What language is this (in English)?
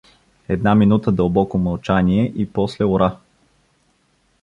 Bulgarian